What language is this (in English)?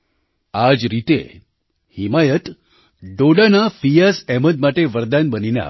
Gujarati